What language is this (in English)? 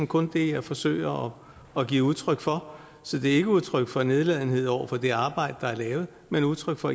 Danish